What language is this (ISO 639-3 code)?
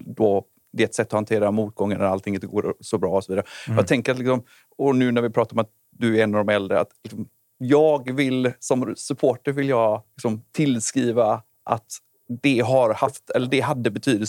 swe